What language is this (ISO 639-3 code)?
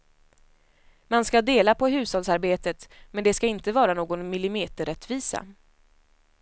swe